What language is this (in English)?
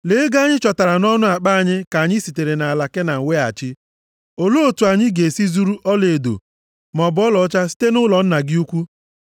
Igbo